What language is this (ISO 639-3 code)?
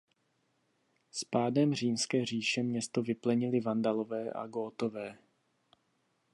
ces